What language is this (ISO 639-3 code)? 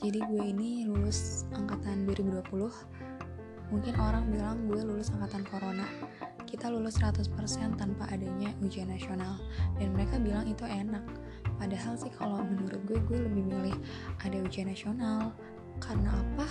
ind